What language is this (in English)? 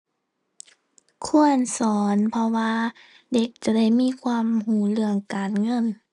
Thai